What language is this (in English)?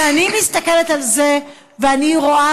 Hebrew